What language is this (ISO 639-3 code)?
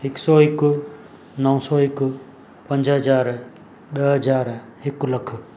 snd